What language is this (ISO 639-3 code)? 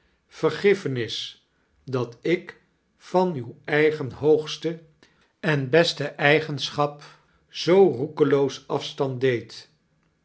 nld